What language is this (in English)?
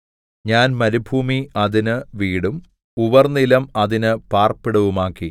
Malayalam